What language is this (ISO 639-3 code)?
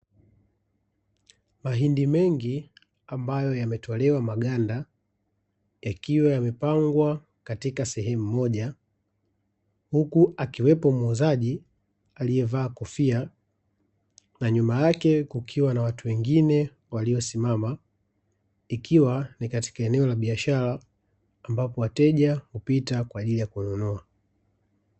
swa